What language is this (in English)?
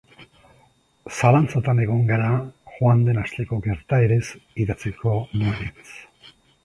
Basque